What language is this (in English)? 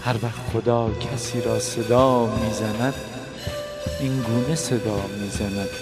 Persian